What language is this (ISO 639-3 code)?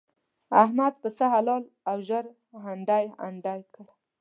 pus